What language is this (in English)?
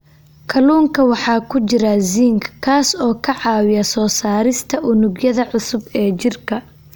Somali